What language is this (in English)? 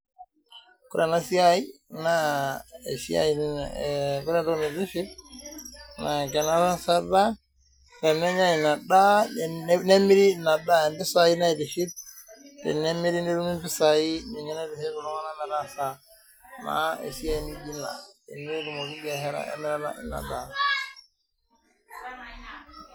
Masai